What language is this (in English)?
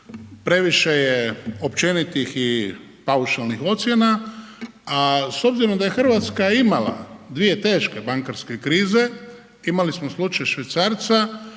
Croatian